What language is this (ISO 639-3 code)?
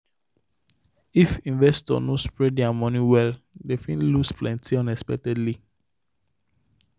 pcm